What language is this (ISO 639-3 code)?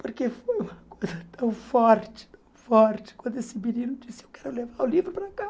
por